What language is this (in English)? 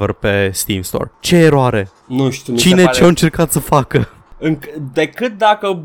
Romanian